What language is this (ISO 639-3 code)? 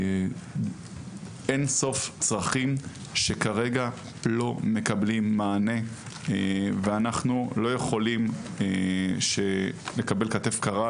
heb